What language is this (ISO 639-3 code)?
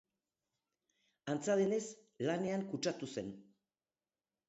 eus